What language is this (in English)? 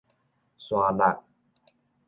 Min Nan Chinese